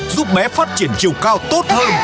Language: Vietnamese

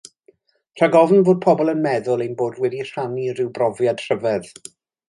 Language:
Welsh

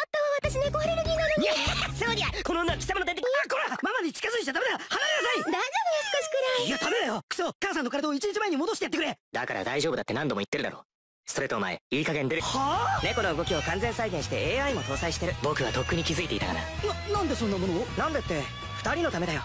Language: Japanese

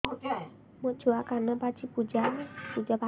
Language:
Odia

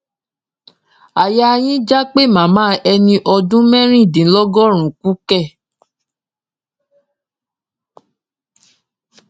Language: Yoruba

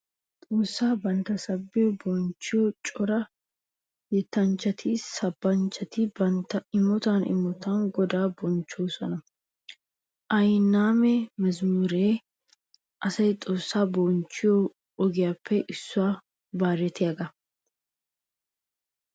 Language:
Wolaytta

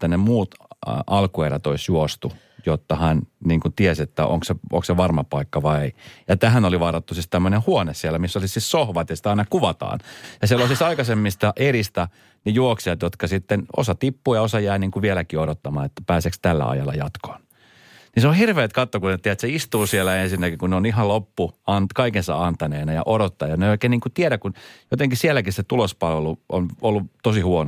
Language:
Finnish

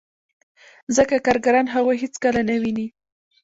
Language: Pashto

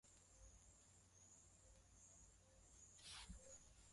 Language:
Swahili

